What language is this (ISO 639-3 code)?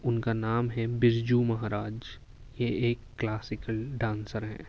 urd